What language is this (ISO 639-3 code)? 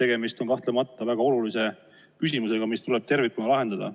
est